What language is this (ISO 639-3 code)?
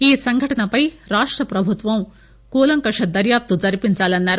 tel